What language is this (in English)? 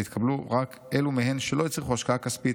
Hebrew